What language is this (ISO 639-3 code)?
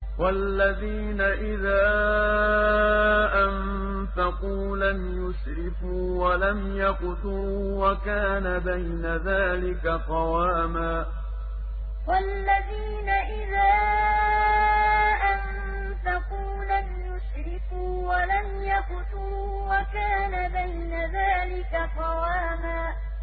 ara